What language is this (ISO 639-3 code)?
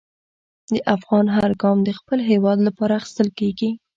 pus